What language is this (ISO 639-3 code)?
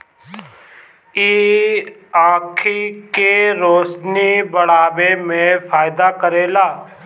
bho